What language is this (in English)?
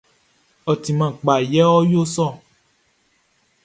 Baoulé